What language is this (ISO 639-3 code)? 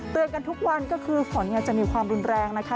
tha